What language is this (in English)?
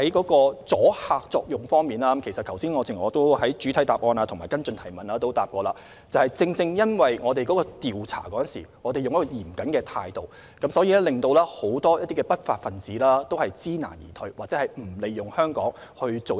Cantonese